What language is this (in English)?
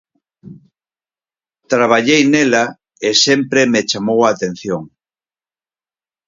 Galician